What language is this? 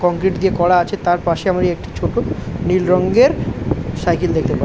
Bangla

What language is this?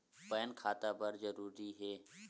Chhattisgarhi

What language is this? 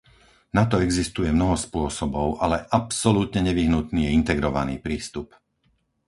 Slovak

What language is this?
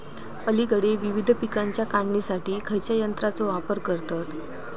Marathi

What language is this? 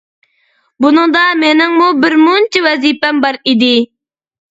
Uyghur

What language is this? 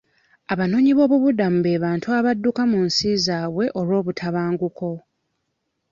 Ganda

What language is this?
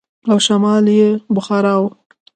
Pashto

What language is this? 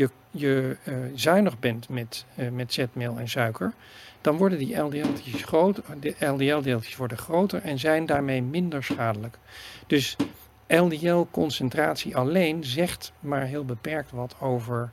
Dutch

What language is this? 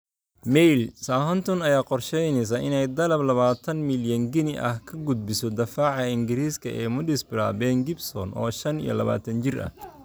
Somali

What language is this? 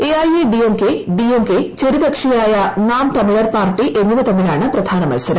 Malayalam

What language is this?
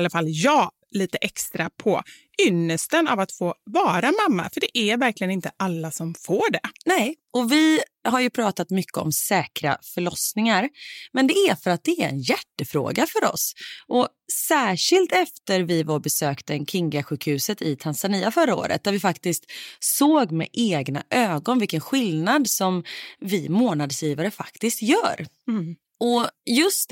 Swedish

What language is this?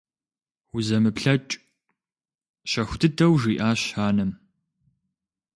Kabardian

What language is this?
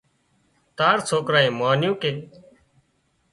Wadiyara Koli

